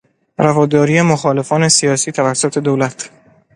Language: Persian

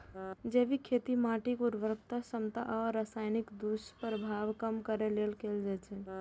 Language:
Maithili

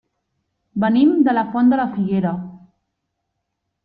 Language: Catalan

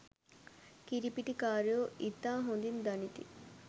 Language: Sinhala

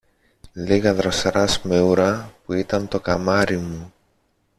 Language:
Greek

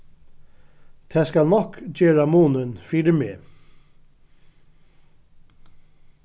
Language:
Faroese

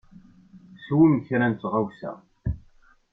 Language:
Kabyle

